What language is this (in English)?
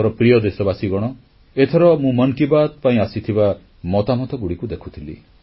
Odia